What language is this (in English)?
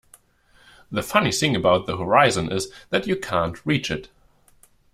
English